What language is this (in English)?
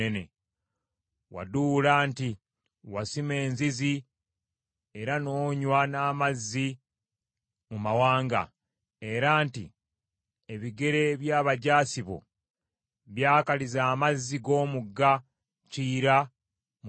Ganda